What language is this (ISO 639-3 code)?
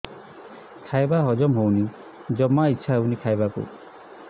ori